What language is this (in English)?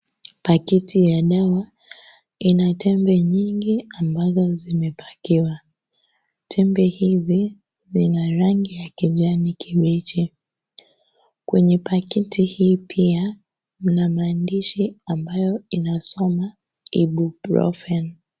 Swahili